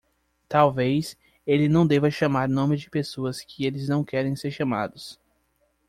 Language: Portuguese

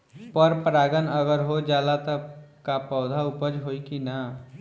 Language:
Bhojpuri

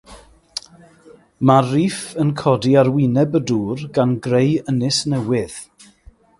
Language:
Welsh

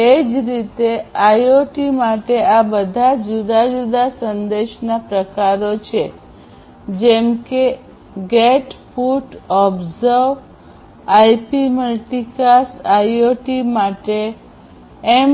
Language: Gujarati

